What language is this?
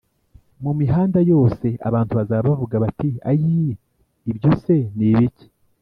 Kinyarwanda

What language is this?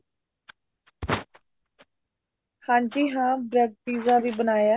Punjabi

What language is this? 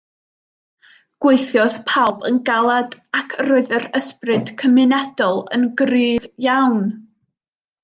Welsh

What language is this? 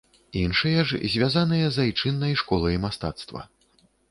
Belarusian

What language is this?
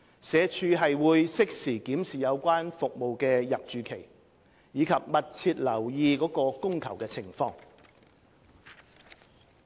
Cantonese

